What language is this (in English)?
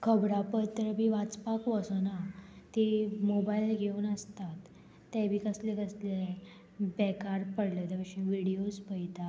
Konkani